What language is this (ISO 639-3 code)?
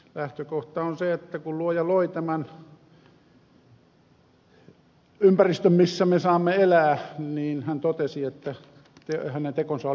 fin